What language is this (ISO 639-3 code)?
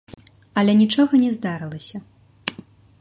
bel